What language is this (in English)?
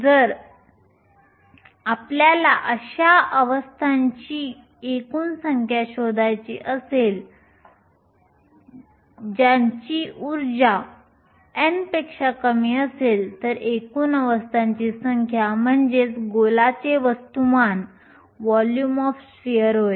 Marathi